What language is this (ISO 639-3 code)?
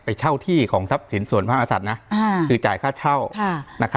tha